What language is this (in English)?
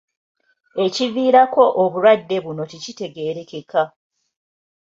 Ganda